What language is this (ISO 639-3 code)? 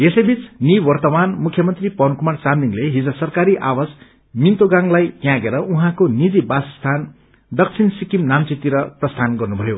nep